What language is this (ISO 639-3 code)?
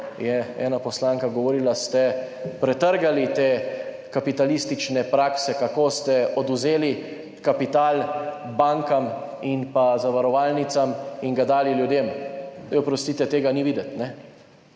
slv